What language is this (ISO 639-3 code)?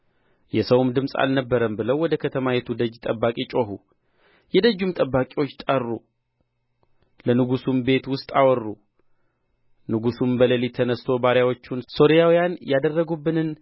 amh